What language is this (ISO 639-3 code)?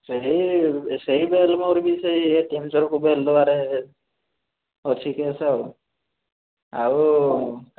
ori